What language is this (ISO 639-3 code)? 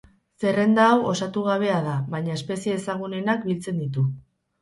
eus